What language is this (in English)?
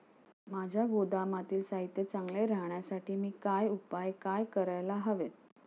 Marathi